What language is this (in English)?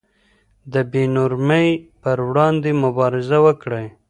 Pashto